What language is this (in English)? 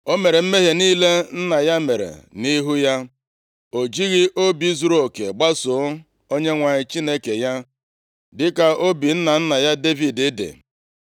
Igbo